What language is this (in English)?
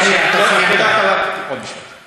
Hebrew